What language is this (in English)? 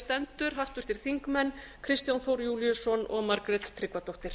Icelandic